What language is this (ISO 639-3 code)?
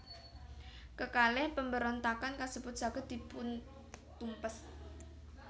jav